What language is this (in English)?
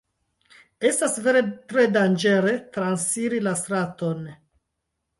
Esperanto